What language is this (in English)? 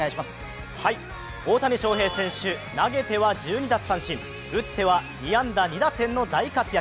Japanese